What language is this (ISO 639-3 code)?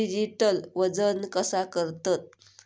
mar